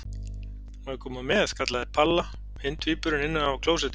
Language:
Icelandic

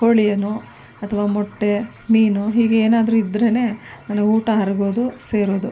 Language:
Kannada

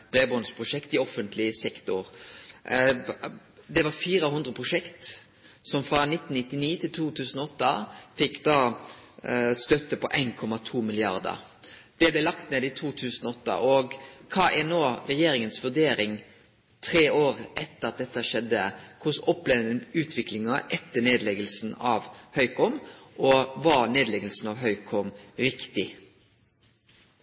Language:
Norwegian Nynorsk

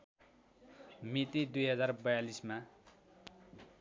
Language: Nepali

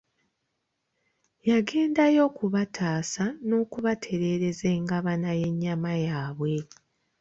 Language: Ganda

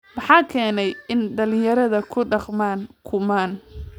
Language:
Somali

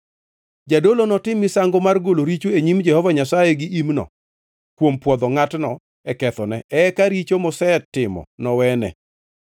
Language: Luo (Kenya and Tanzania)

